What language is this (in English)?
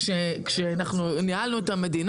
Hebrew